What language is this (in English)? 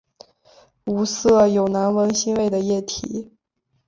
Chinese